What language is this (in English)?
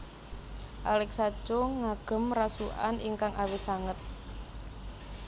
Javanese